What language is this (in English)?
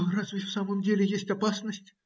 Russian